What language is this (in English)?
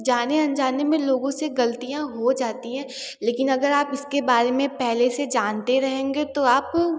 Hindi